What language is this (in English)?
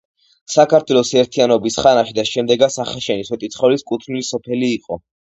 Georgian